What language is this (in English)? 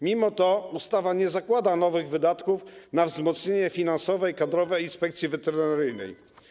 Polish